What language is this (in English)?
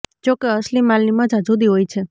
Gujarati